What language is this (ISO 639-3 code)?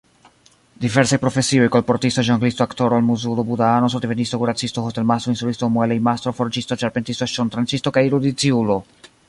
epo